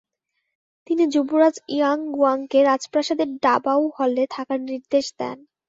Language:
Bangla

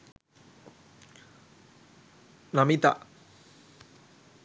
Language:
Sinhala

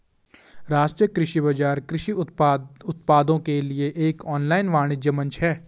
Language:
Hindi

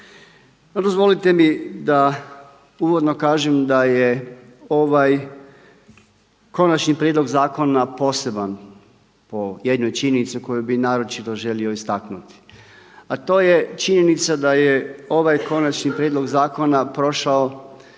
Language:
Croatian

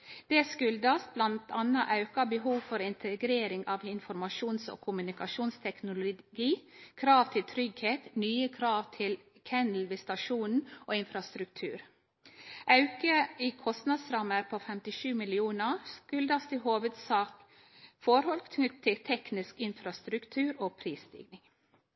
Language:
Norwegian Nynorsk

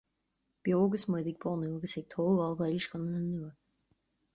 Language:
Irish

